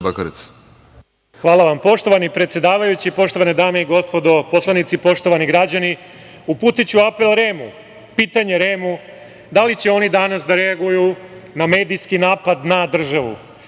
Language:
Serbian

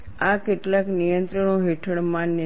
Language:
Gujarati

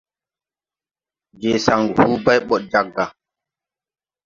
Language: Tupuri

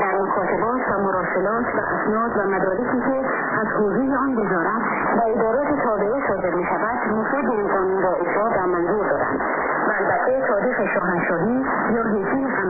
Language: Persian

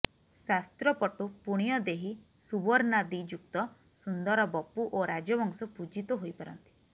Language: Odia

